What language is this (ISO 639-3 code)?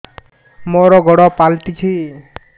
ori